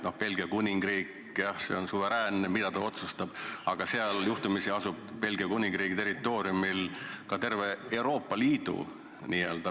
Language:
Estonian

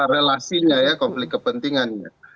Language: Indonesian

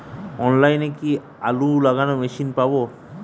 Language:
Bangla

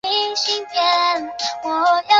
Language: Chinese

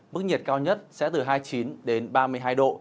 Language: Vietnamese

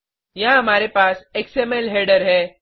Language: Hindi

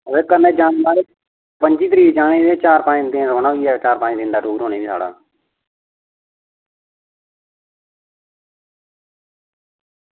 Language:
Dogri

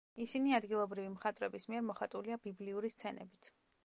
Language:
Georgian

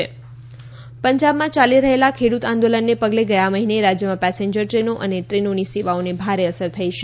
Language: Gujarati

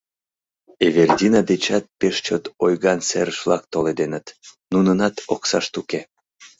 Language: Mari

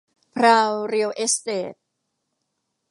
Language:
Thai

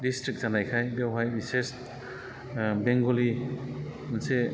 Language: Bodo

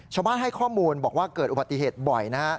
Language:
Thai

